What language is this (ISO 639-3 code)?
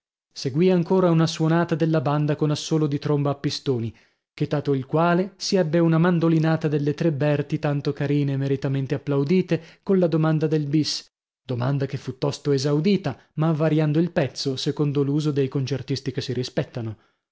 ita